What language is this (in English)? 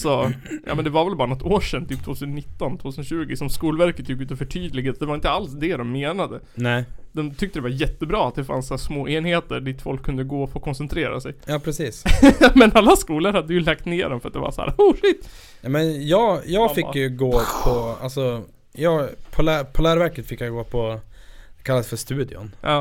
Swedish